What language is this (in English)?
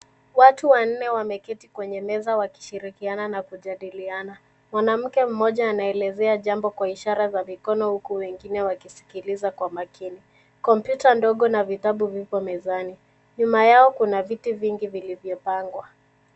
Swahili